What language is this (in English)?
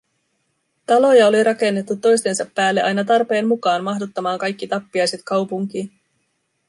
Finnish